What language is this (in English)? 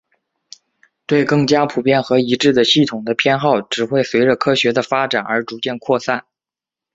Chinese